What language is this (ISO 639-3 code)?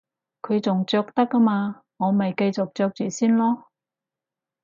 yue